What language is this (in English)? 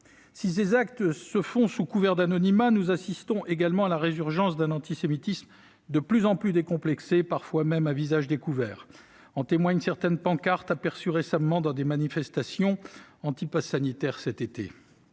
French